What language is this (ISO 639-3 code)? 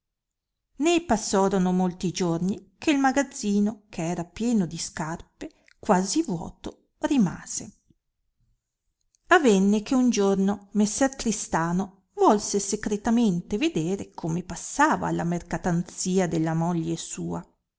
ita